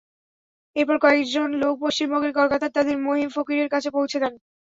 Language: Bangla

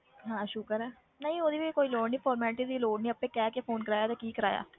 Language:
Punjabi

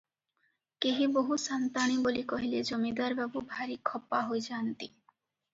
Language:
Odia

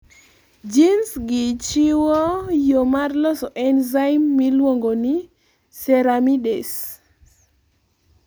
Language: Luo (Kenya and Tanzania)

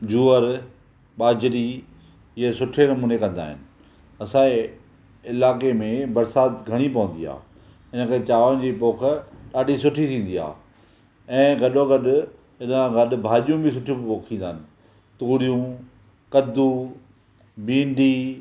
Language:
Sindhi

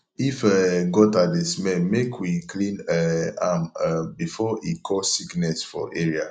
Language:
Nigerian Pidgin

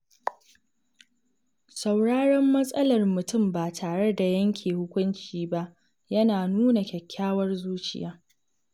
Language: Hausa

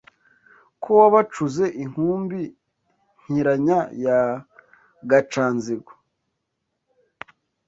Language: Kinyarwanda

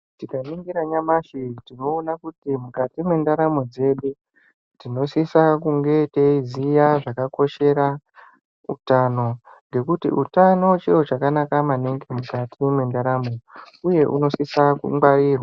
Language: Ndau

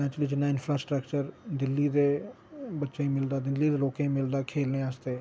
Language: Dogri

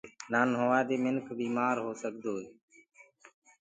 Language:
Gurgula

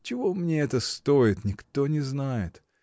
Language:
Russian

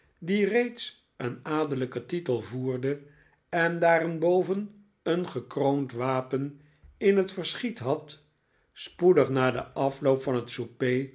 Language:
Dutch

